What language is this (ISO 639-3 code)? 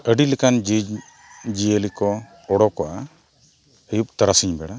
sat